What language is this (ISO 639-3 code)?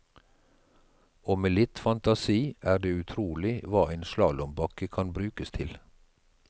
nor